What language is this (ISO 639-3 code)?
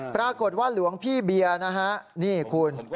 tha